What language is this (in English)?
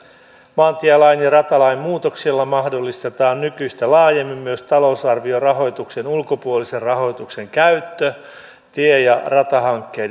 Finnish